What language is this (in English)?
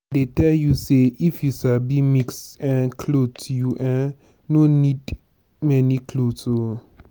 Nigerian Pidgin